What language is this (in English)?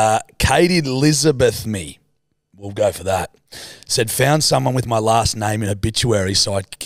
English